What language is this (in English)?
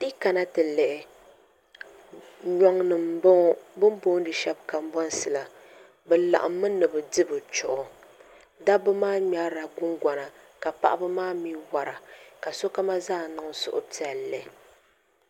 Dagbani